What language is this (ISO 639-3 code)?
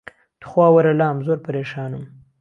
ckb